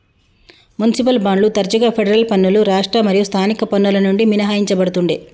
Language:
Telugu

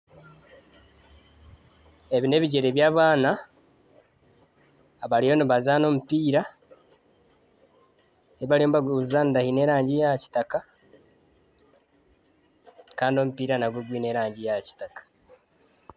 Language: Nyankole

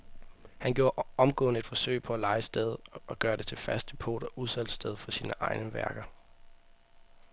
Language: Danish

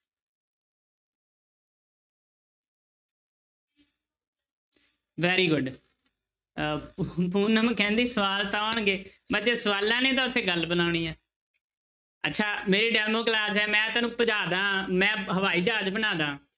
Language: Punjabi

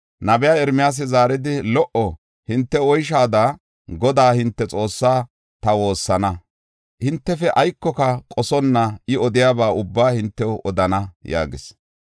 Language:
Gofa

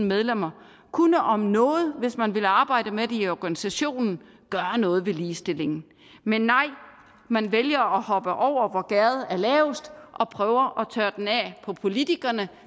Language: Danish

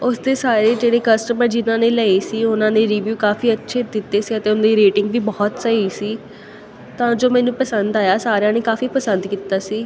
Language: Punjabi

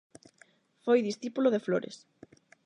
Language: Galician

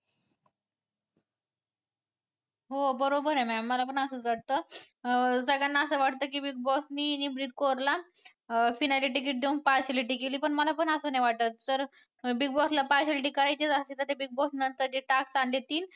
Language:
Marathi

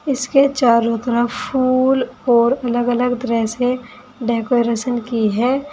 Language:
Hindi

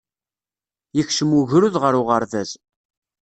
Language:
Kabyle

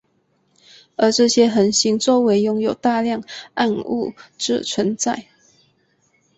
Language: Chinese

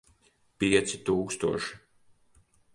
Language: Latvian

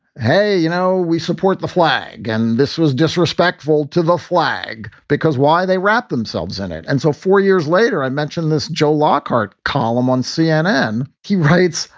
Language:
English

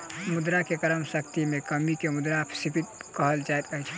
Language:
Maithili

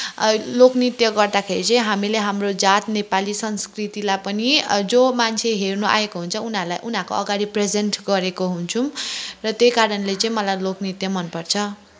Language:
Nepali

